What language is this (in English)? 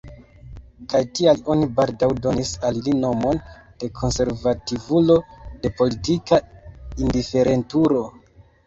Esperanto